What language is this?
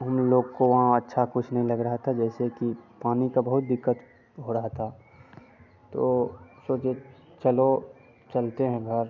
Hindi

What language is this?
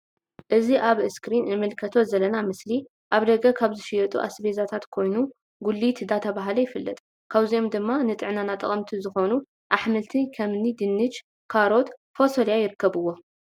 Tigrinya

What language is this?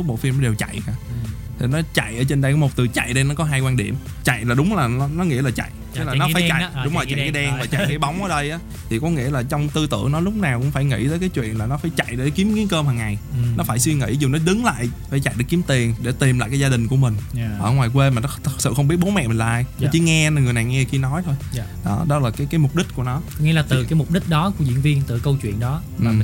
Vietnamese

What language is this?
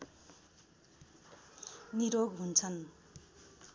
Nepali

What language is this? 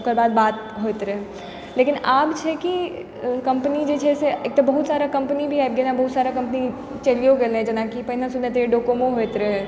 Maithili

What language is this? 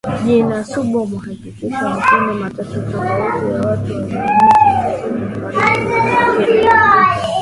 Swahili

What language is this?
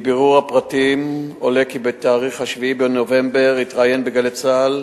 Hebrew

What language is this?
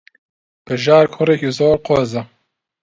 Central Kurdish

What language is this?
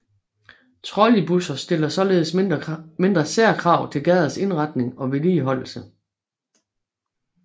Danish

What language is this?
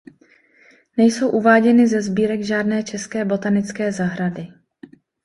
Czech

